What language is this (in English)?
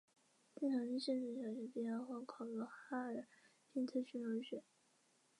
Chinese